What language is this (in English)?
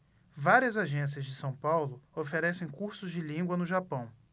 Portuguese